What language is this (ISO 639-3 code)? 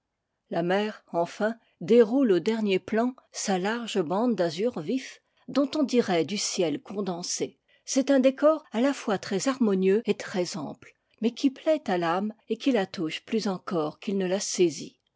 fra